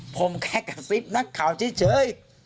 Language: Thai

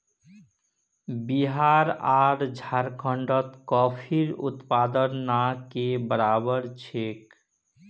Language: Magahi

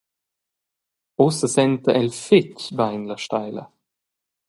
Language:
Romansh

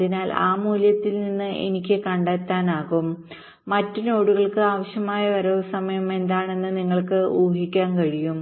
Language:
Malayalam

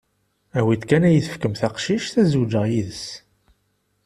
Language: Kabyle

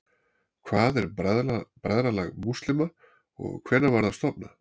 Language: Icelandic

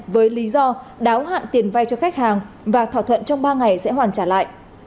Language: Vietnamese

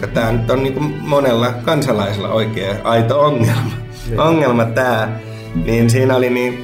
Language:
Finnish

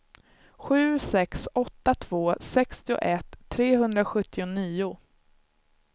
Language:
Swedish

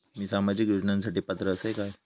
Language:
Marathi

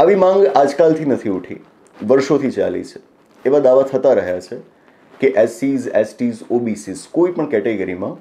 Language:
Gujarati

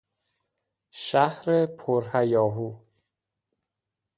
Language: Persian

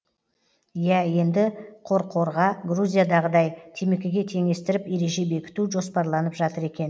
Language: Kazakh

